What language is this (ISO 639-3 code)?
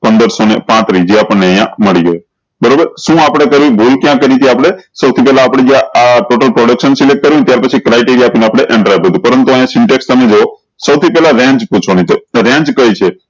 guj